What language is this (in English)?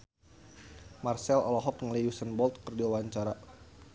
Sundanese